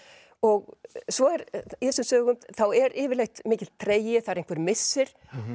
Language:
Icelandic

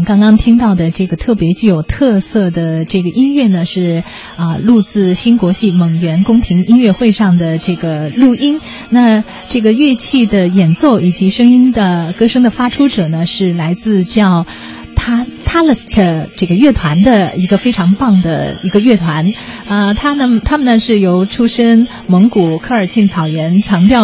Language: Chinese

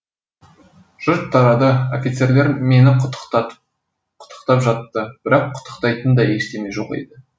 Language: Kazakh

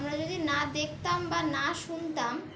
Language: Bangla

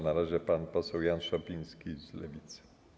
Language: Polish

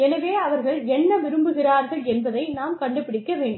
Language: Tamil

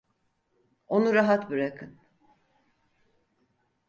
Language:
Turkish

